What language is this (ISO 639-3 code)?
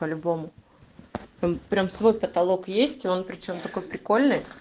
rus